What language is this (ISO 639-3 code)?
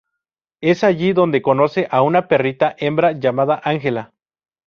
spa